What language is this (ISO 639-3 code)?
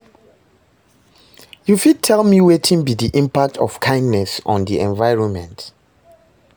pcm